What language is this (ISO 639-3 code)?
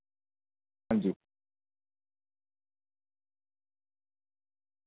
doi